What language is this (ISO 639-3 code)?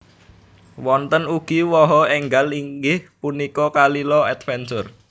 jav